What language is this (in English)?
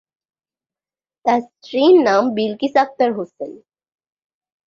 Bangla